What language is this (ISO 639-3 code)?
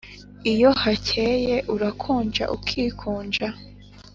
kin